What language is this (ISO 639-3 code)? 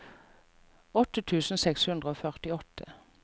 nor